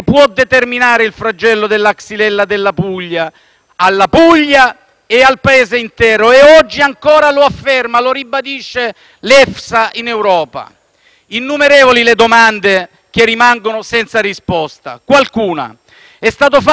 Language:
Italian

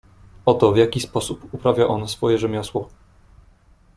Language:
Polish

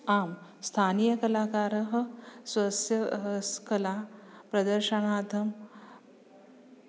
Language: Sanskrit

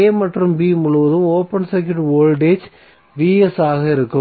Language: Tamil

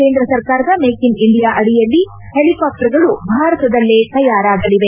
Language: Kannada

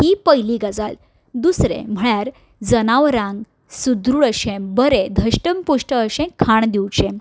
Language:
Konkani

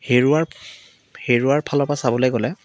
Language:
Assamese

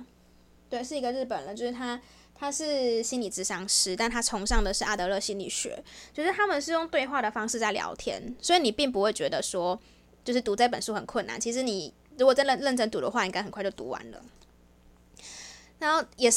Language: Chinese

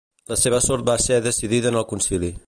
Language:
Catalan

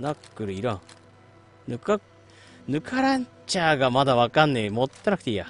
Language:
Japanese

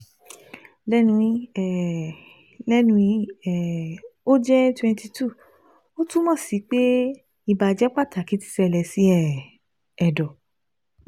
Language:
Yoruba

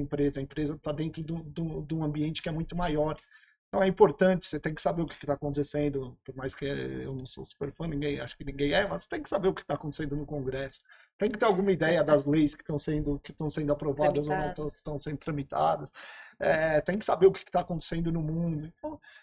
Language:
Portuguese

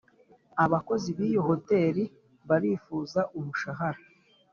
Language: Kinyarwanda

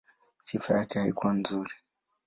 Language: Swahili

